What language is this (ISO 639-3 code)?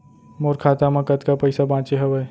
hne